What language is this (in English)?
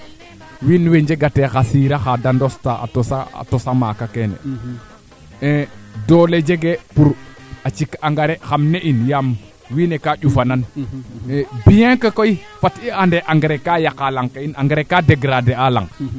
Serer